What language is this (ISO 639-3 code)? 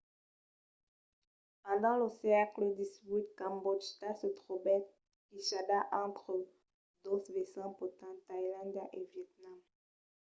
oci